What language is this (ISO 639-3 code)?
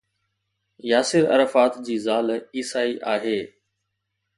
snd